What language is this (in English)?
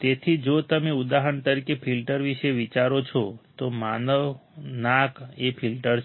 Gujarati